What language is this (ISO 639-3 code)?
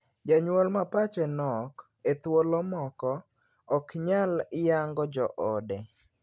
luo